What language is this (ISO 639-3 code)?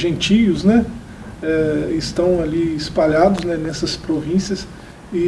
por